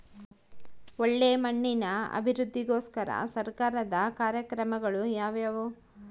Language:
Kannada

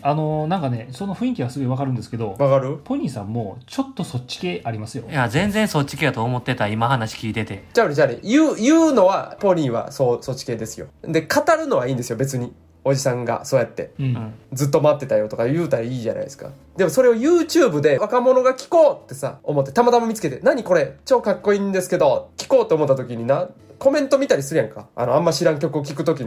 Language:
Japanese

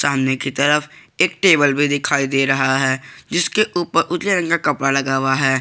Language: Hindi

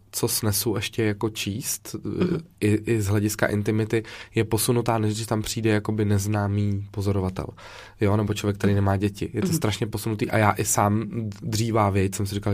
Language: Czech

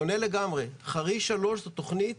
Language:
Hebrew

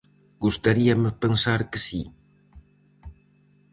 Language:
Galician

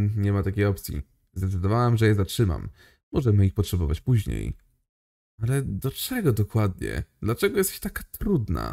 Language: Polish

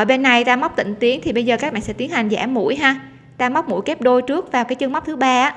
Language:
Vietnamese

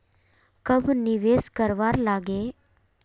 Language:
Magahi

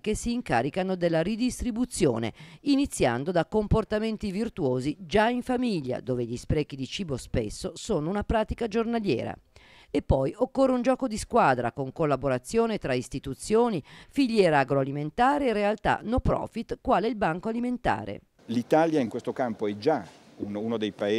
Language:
Italian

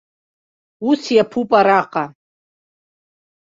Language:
Abkhazian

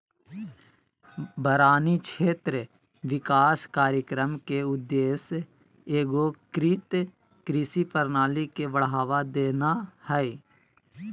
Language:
Magahi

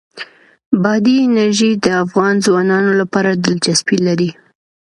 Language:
Pashto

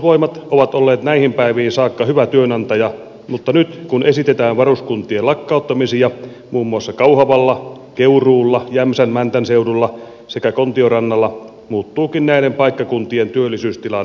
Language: Finnish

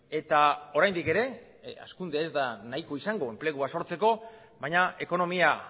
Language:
Basque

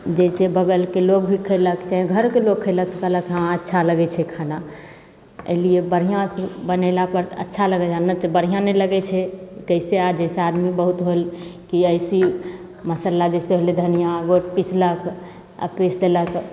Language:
Maithili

